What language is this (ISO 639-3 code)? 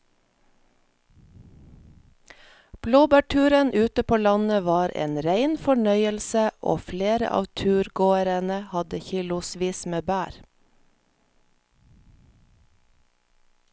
nor